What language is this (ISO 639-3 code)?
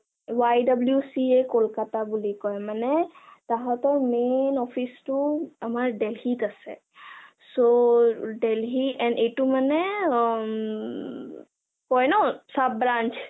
asm